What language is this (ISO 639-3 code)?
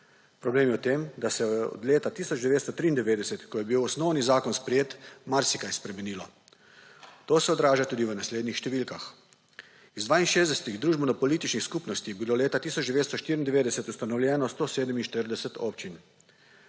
slv